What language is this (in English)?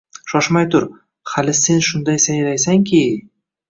Uzbek